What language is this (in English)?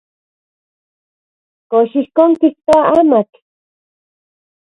Central Puebla Nahuatl